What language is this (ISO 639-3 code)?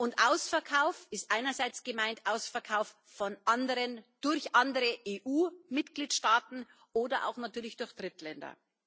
deu